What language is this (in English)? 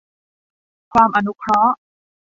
Thai